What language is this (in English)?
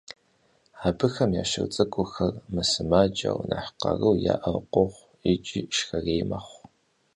Kabardian